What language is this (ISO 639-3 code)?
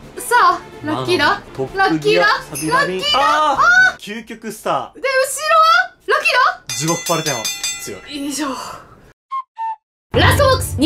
jpn